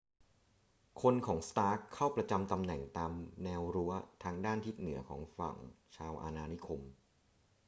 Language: Thai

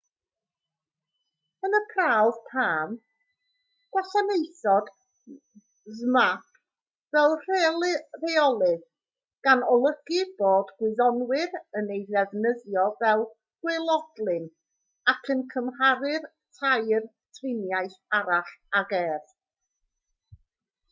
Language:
Welsh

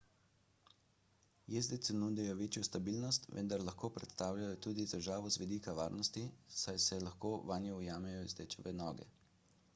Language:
Slovenian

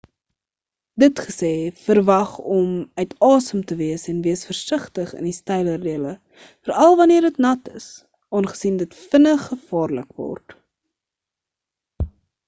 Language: Afrikaans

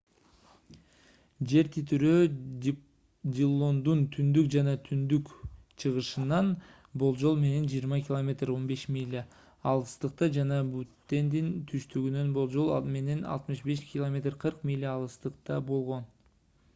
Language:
Kyrgyz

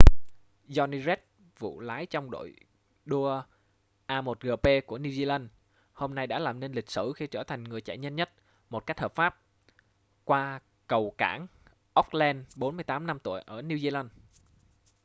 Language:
Vietnamese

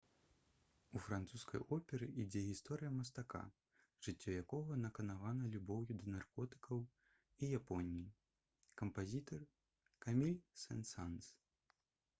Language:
Belarusian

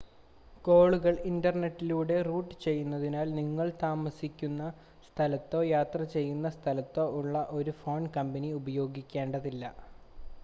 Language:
Malayalam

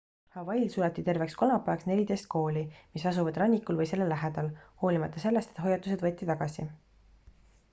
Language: Estonian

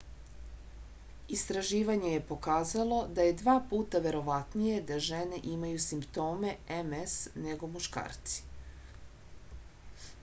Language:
Serbian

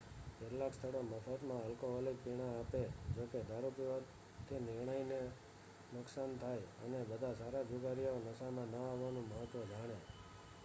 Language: Gujarati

